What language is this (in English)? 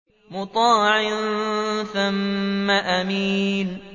Arabic